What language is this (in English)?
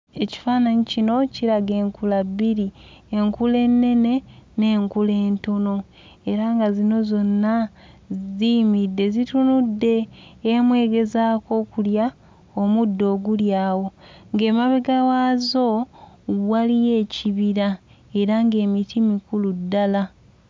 Ganda